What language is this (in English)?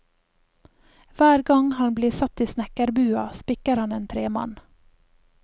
Norwegian